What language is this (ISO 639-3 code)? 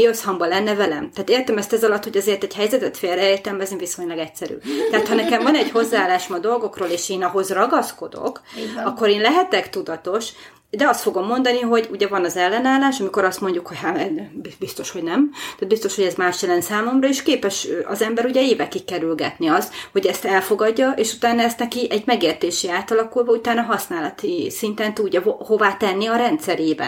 hun